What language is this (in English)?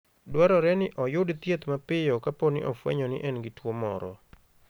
Luo (Kenya and Tanzania)